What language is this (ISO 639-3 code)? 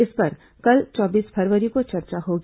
hin